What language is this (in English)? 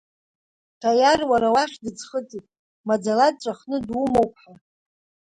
Abkhazian